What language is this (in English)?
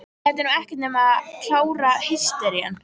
Icelandic